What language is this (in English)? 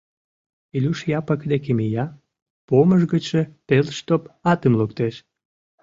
Mari